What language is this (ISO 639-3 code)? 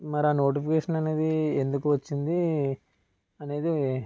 tel